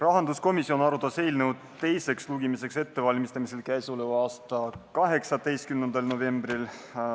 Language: Estonian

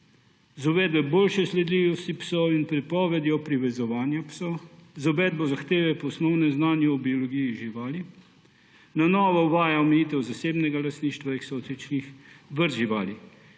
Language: Slovenian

